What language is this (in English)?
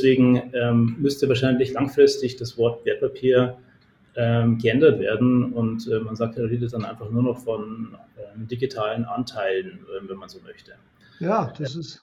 German